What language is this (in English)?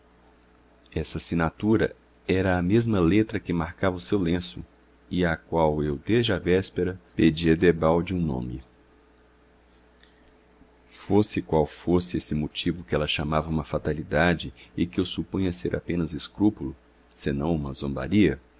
Portuguese